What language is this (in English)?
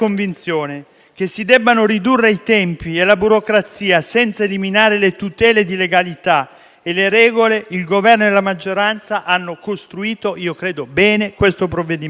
Italian